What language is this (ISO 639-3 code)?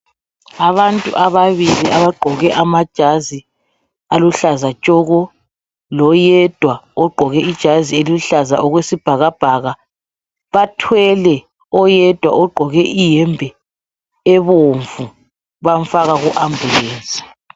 nde